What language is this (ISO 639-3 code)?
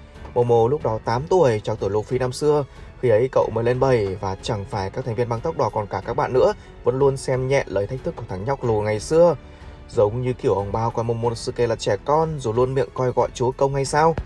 vie